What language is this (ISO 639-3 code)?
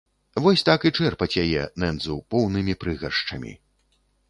bel